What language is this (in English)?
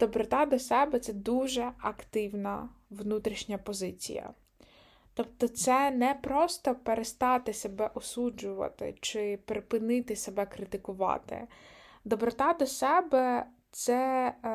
Ukrainian